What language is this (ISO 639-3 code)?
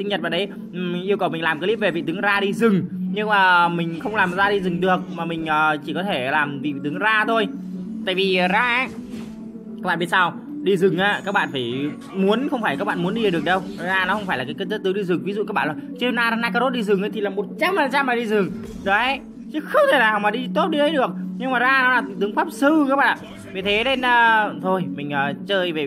vie